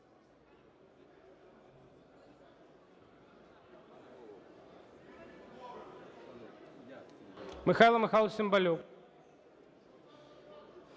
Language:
Ukrainian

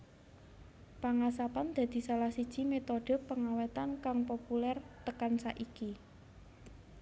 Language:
Javanese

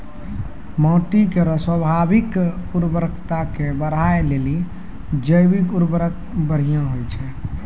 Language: Maithili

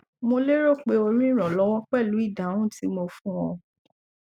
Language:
Yoruba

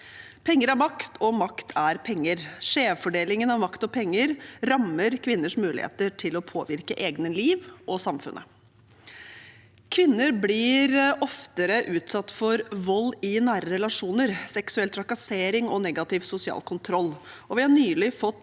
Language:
Norwegian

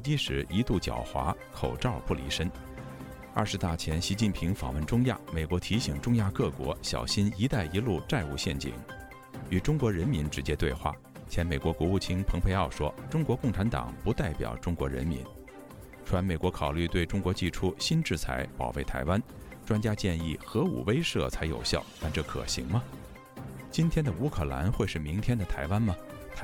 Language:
Chinese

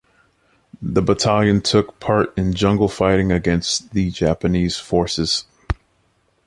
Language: English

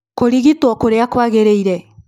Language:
Kikuyu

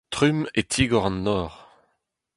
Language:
Breton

